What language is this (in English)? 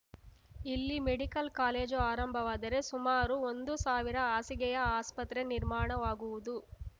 Kannada